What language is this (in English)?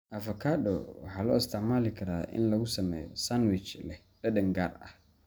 Somali